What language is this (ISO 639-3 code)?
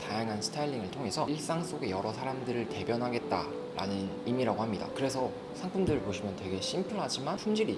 kor